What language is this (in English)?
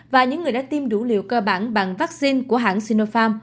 Vietnamese